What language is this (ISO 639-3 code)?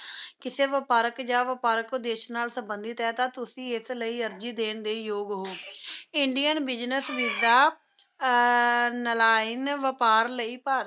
pan